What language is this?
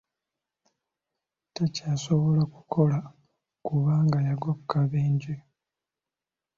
Ganda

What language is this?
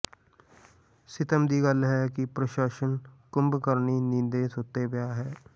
Punjabi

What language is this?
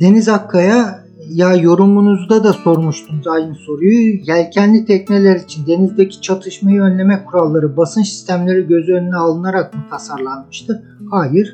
Turkish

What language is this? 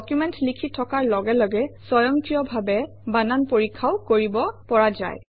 Assamese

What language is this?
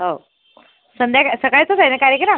Marathi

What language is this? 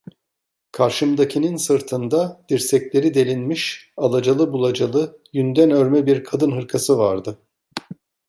Turkish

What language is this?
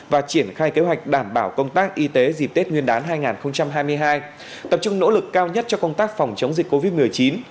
Vietnamese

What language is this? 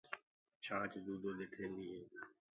Gurgula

